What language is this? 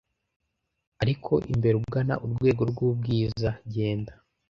Kinyarwanda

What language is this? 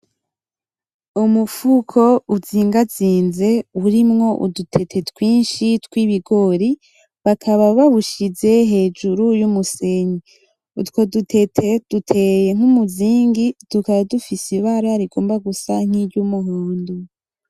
Rundi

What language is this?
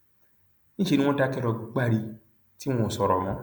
Yoruba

